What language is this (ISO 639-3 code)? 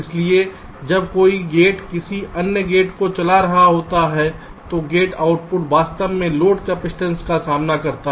hin